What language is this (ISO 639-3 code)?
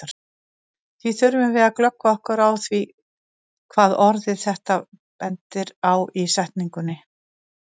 isl